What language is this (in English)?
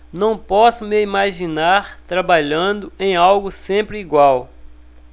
Portuguese